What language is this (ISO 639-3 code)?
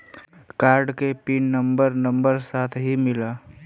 bho